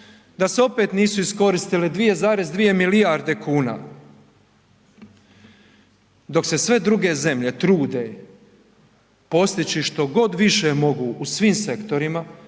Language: Croatian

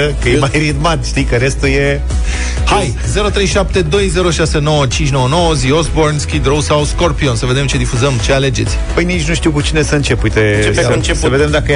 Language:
Romanian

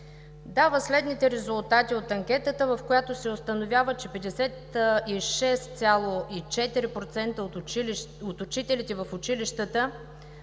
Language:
Bulgarian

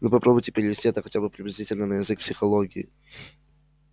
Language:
Russian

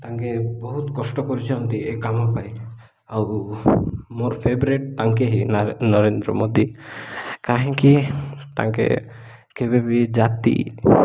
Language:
Odia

